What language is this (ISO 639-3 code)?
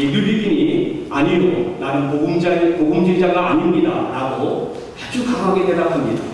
kor